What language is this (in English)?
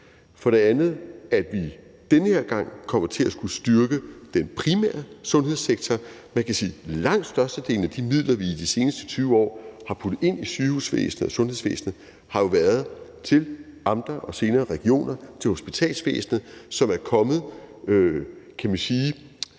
Danish